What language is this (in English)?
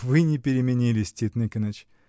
Russian